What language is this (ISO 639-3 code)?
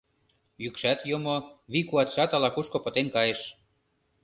chm